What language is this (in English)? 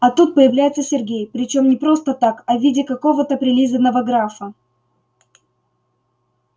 Russian